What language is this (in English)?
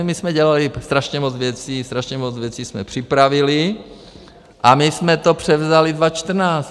Czech